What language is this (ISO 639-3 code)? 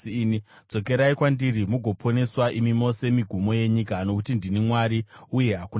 sna